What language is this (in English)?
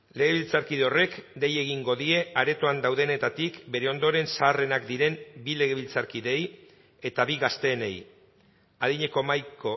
Basque